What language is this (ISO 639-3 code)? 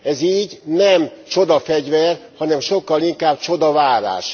hun